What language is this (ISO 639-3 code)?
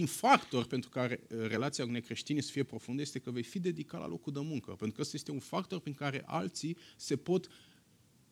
ron